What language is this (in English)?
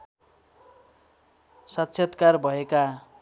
Nepali